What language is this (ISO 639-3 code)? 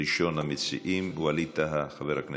heb